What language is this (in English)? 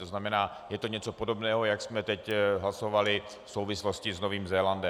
Czech